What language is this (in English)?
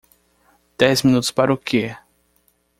Portuguese